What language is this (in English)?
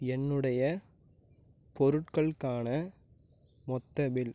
Tamil